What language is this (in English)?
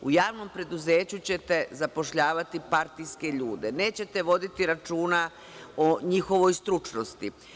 Serbian